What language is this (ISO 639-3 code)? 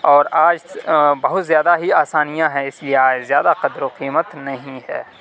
urd